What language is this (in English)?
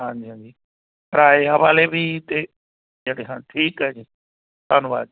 Punjabi